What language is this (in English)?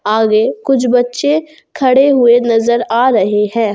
Hindi